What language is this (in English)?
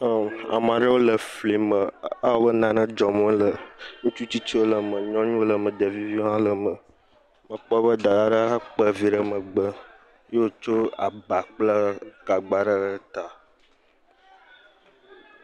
Ewe